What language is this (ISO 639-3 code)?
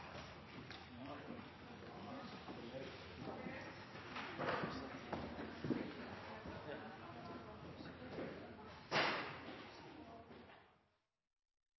nob